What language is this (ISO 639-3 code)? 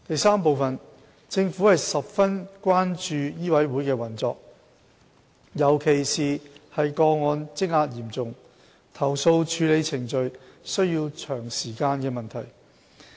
yue